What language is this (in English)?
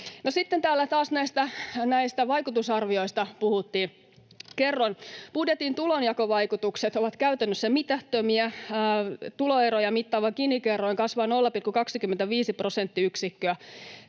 Finnish